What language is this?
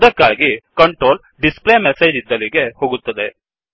Kannada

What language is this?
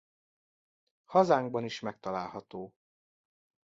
Hungarian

